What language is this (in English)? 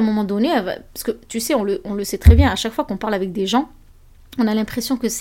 French